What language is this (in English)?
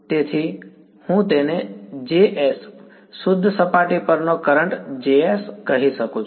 Gujarati